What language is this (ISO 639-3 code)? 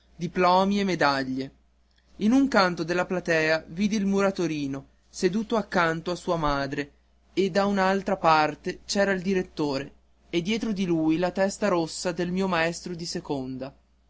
ita